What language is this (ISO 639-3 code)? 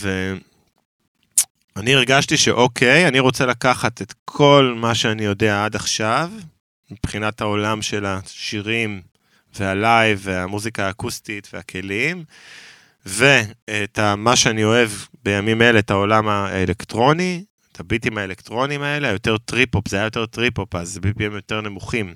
heb